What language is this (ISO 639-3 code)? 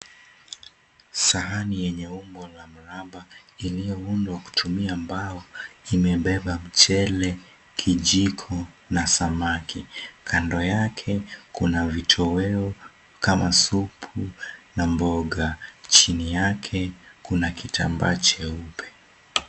swa